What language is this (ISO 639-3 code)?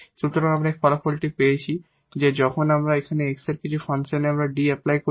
ben